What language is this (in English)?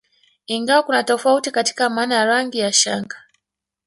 Swahili